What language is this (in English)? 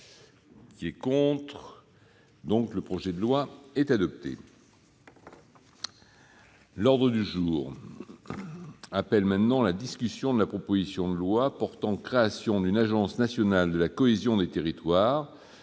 French